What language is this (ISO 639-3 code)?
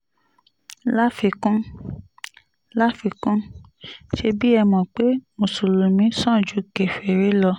yor